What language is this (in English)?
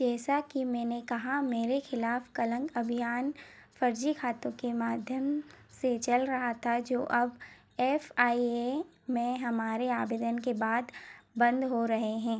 Hindi